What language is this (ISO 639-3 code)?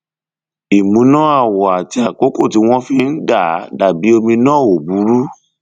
yor